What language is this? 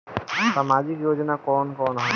Bhojpuri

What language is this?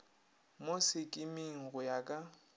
Northern Sotho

